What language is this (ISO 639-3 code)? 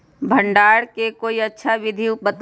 mag